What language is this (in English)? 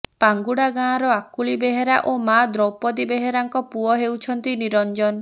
Odia